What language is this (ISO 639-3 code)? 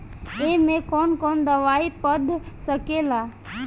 bho